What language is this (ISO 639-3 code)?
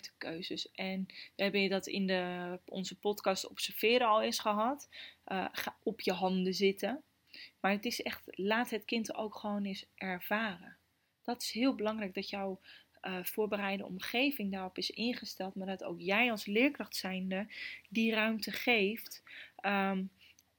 nld